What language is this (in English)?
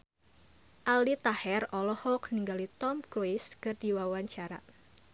Sundanese